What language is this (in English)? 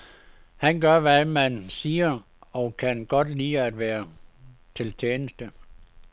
Danish